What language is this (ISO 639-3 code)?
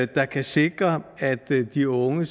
dan